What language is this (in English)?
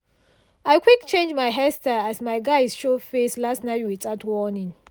Nigerian Pidgin